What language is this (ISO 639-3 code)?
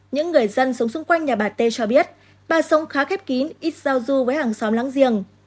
vie